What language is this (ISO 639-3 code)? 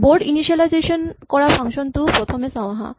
asm